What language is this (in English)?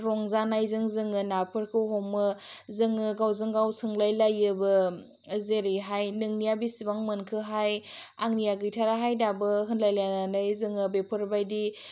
Bodo